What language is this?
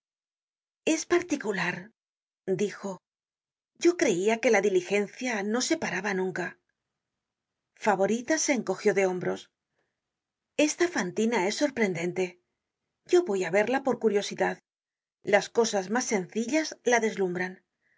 Spanish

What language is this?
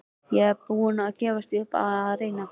Icelandic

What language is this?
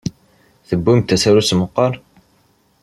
Kabyle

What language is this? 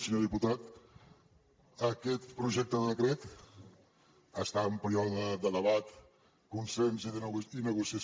Catalan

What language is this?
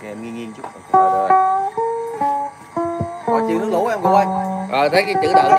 Vietnamese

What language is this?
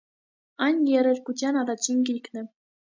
Armenian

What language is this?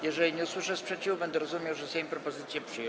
Polish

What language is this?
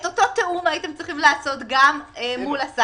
Hebrew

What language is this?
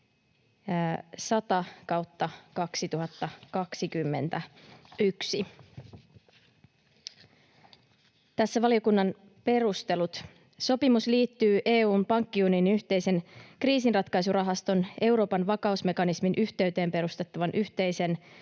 Finnish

